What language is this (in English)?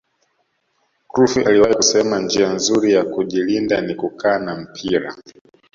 Swahili